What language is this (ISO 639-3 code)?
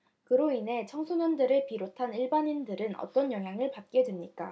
kor